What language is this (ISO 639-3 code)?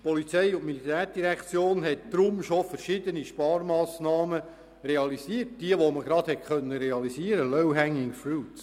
gsw